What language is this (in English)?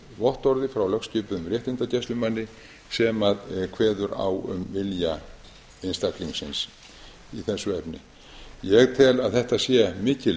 Icelandic